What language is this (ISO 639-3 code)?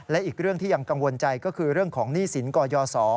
tha